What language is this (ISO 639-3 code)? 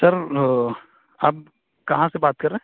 urd